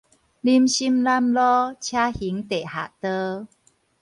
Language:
Min Nan Chinese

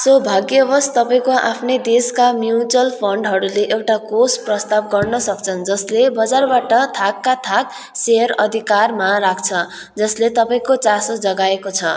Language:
Nepali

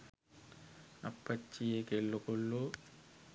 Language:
Sinhala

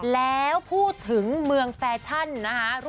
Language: Thai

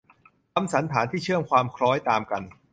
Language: Thai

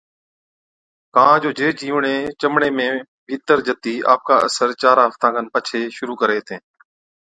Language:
Od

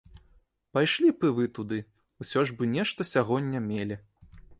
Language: Belarusian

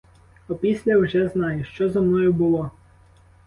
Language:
Ukrainian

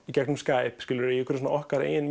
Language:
Icelandic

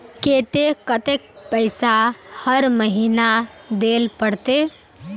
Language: Magahi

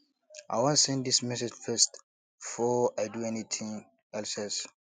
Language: Nigerian Pidgin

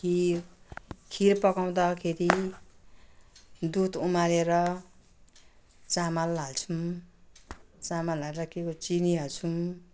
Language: Nepali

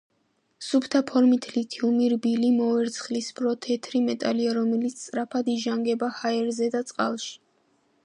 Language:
Georgian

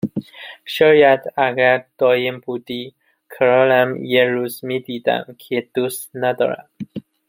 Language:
Persian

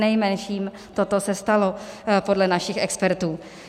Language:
Czech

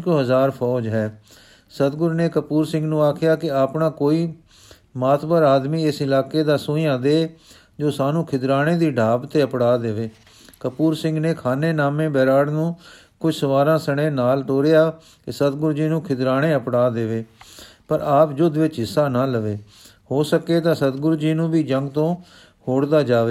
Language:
Punjabi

